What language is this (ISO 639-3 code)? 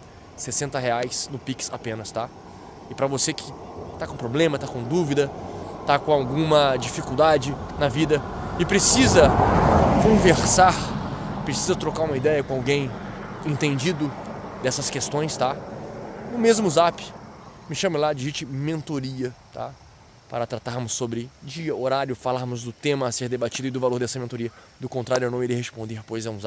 por